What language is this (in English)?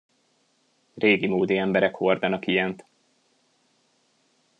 Hungarian